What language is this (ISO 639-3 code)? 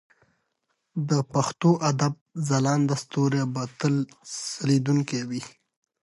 pus